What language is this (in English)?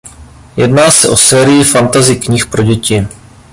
Czech